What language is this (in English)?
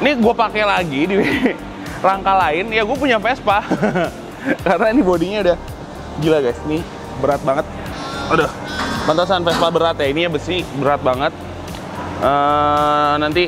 Indonesian